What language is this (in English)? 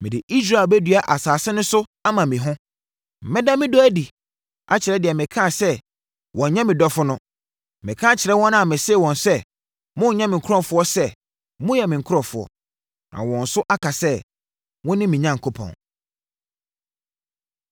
Akan